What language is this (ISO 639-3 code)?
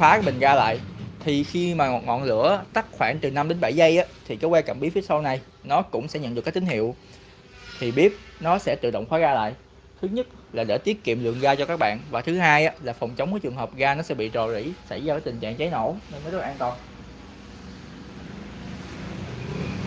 vie